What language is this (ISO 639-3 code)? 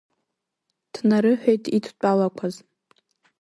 abk